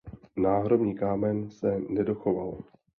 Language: Czech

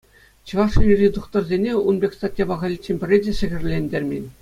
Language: Chuvash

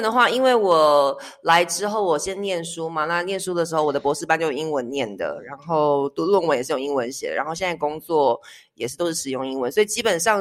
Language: Chinese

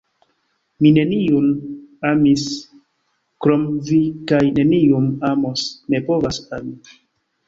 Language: Esperanto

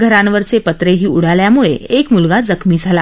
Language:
Marathi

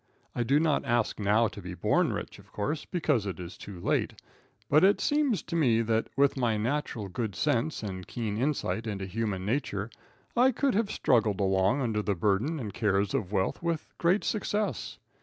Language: English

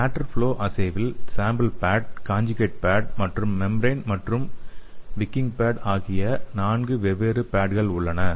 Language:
Tamil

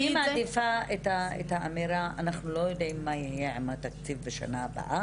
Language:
Hebrew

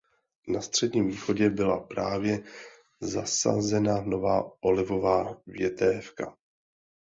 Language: Czech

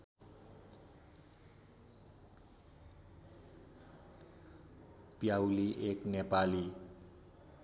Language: Nepali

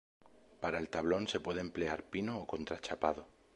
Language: Spanish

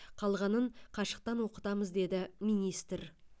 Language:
Kazakh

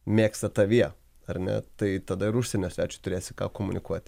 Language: Lithuanian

